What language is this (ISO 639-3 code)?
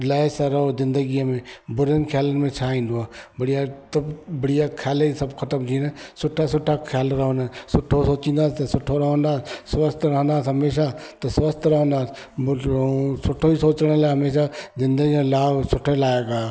snd